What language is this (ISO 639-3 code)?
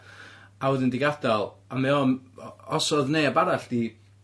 cym